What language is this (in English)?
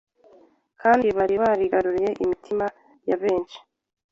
Kinyarwanda